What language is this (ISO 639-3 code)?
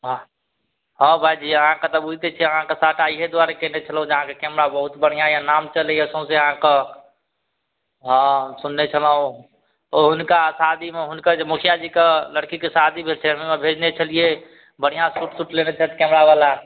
mai